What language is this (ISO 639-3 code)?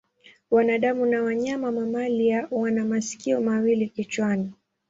swa